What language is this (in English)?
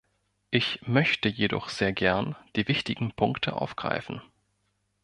German